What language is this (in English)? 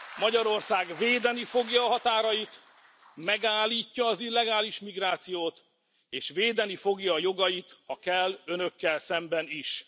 Hungarian